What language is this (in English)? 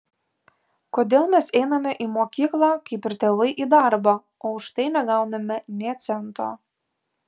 Lithuanian